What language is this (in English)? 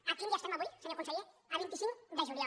Catalan